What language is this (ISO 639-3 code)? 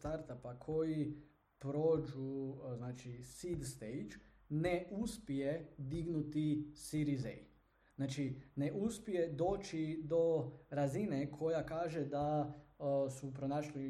hrv